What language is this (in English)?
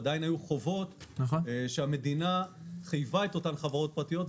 Hebrew